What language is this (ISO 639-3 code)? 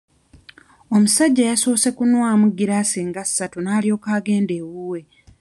lug